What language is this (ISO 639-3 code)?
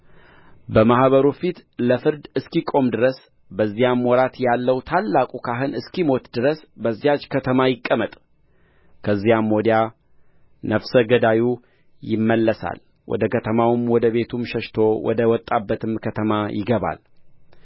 amh